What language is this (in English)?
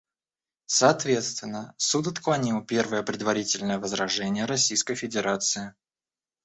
Russian